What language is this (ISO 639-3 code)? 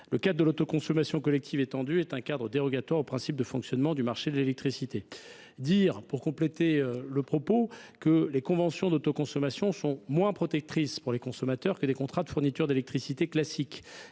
fra